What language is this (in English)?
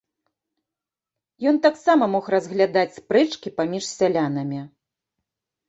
Belarusian